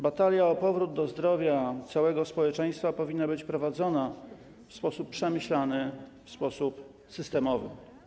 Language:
Polish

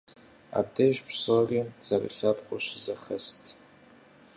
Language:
Kabardian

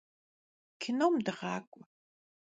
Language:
Kabardian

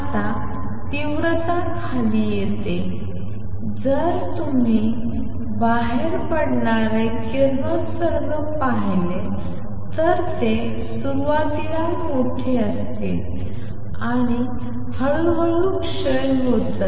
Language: Marathi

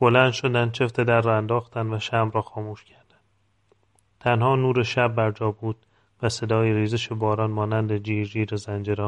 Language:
Persian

